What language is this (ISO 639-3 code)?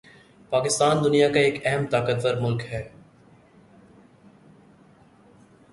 urd